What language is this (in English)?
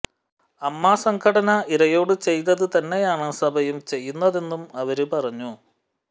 Malayalam